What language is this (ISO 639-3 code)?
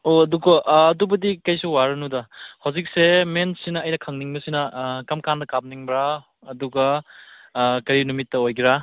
mni